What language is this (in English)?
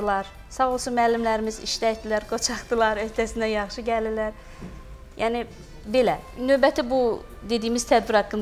Turkish